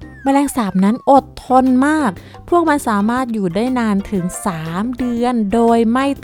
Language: Thai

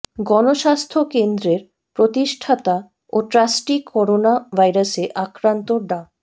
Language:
Bangla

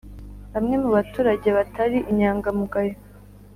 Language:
Kinyarwanda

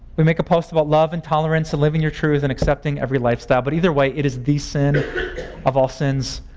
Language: English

